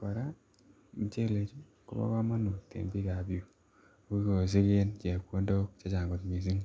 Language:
Kalenjin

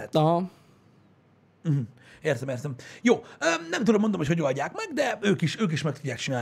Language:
Hungarian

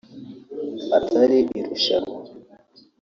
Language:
Kinyarwanda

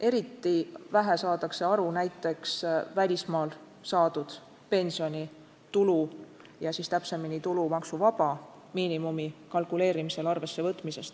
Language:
Estonian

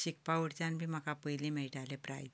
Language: Konkani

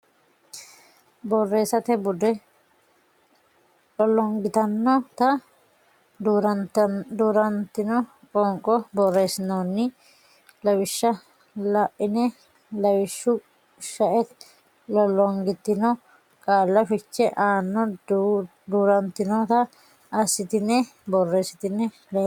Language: Sidamo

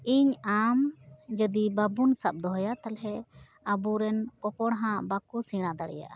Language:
Santali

